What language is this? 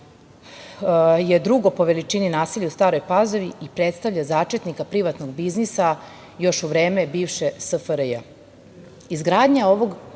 Serbian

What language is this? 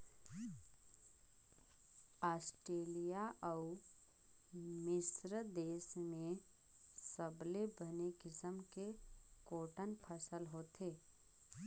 Chhattisgarhi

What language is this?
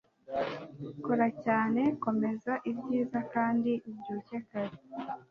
Kinyarwanda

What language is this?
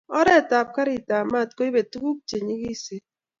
Kalenjin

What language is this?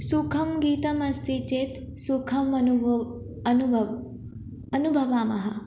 Sanskrit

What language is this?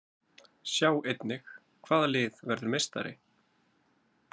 Icelandic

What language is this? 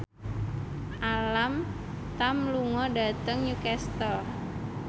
Javanese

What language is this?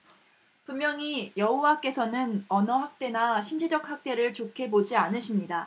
Korean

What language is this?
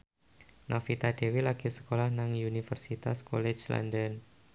Javanese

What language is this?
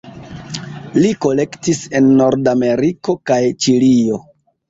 Esperanto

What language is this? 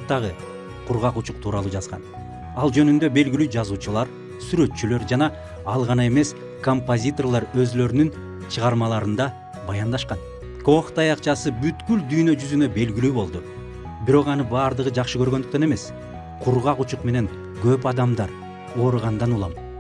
Turkish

